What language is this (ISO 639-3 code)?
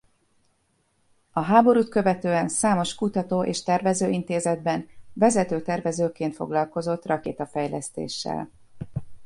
hun